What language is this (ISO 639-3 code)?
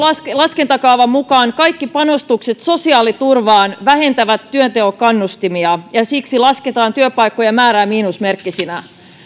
fin